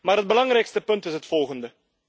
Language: Dutch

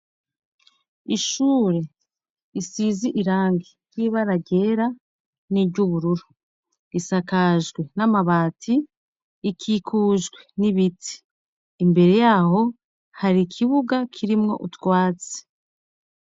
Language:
Rundi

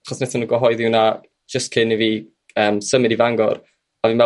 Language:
Welsh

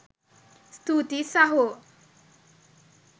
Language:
Sinhala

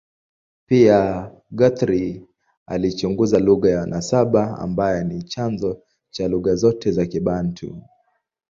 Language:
Swahili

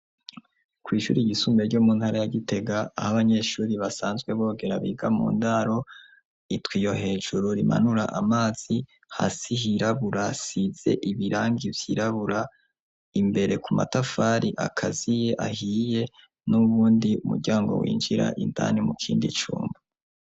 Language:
Rundi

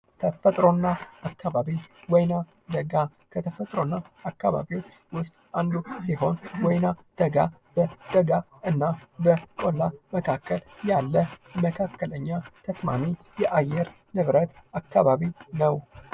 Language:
Amharic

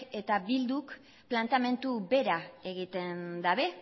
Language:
Basque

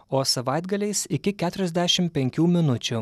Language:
Lithuanian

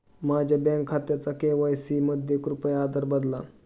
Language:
Marathi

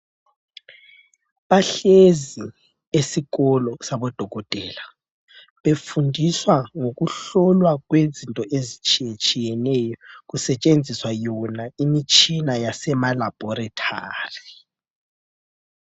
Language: North Ndebele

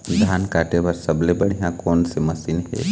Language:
Chhattisgarhi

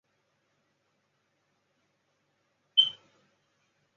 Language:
Chinese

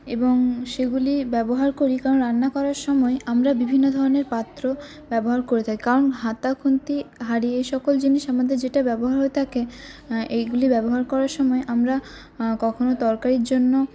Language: Bangla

